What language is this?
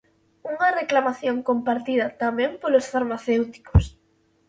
Galician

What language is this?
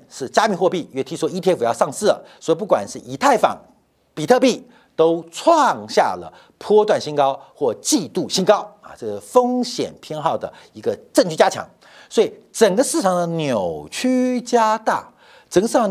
Chinese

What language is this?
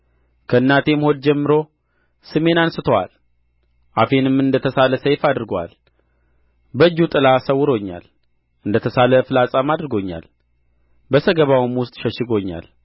Amharic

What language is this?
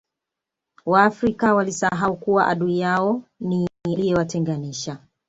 Swahili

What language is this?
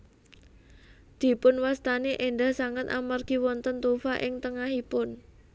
Javanese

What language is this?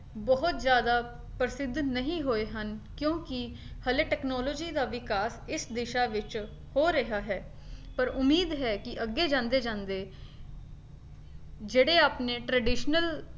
Punjabi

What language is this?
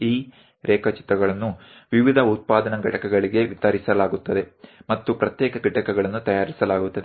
Gujarati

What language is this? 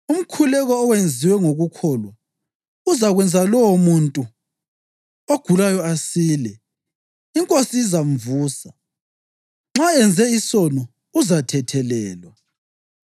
North Ndebele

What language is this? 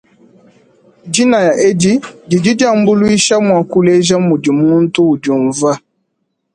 Luba-Lulua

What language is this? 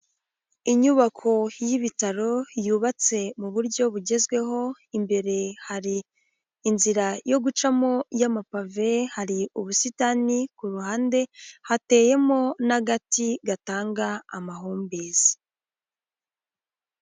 Kinyarwanda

